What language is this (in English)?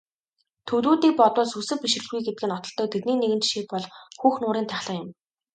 Mongolian